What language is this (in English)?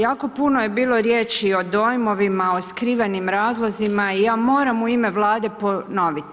Croatian